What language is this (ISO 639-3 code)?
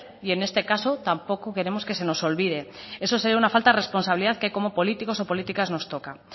spa